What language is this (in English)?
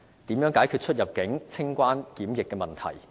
Cantonese